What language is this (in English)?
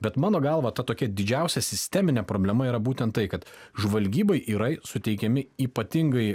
Lithuanian